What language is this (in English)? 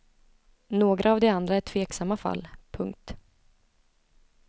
Swedish